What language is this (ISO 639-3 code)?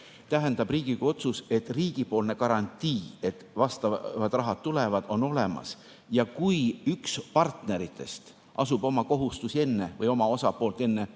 est